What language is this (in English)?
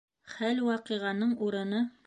Bashkir